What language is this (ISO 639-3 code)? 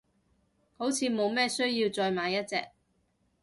yue